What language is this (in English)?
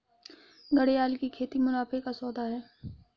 Hindi